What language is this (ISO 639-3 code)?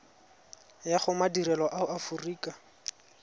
tsn